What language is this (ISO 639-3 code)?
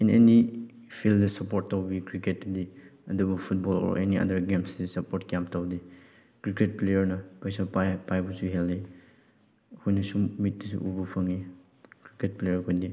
mni